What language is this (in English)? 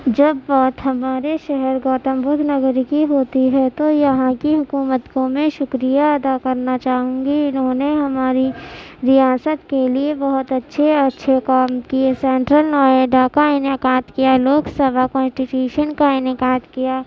Urdu